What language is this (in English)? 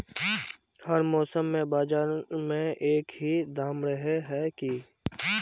Magahi